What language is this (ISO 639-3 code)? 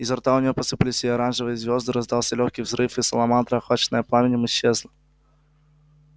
rus